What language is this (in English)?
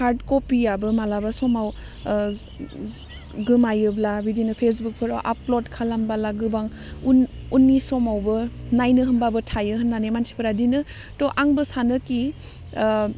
Bodo